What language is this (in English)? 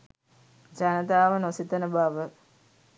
Sinhala